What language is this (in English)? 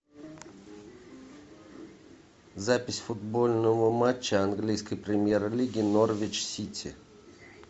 Russian